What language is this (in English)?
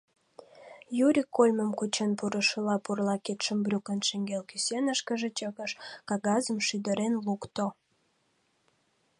Mari